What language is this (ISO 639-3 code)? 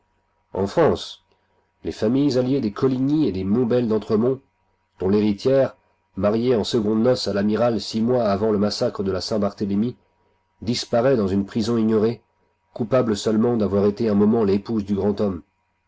fra